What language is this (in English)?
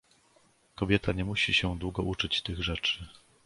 Polish